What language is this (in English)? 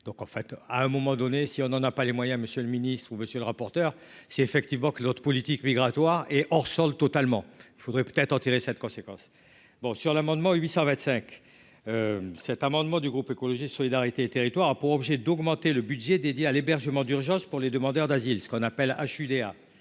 French